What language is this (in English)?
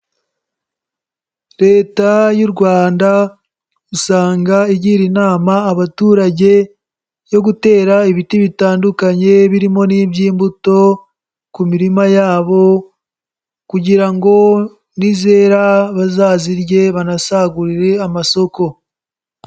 Kinyarwanda